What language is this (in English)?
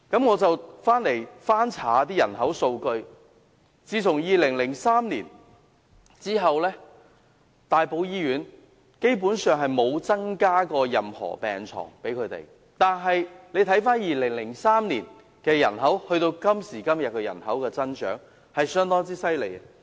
Cantonese